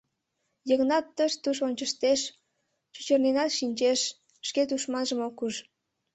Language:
Mari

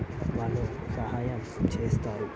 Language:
Telugu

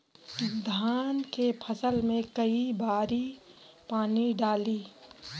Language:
Bhojpuri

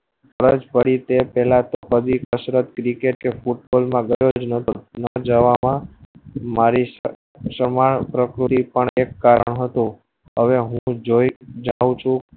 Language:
Gujarati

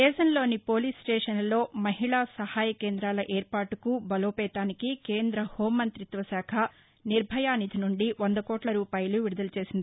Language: Telugu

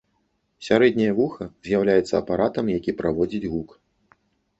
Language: Belarusian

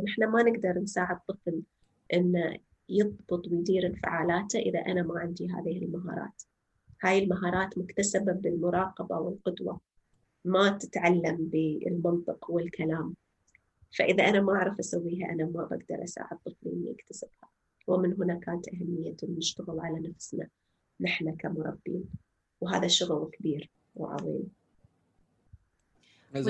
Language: Arabic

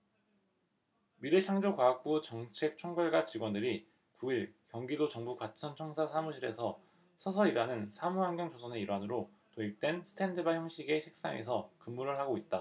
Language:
Korean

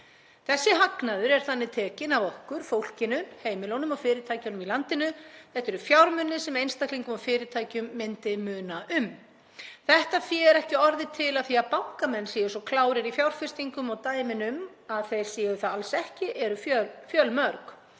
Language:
Icelandic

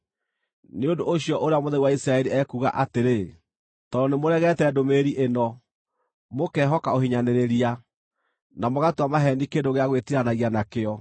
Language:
Kikuyu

